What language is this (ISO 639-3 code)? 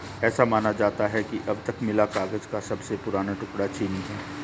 hin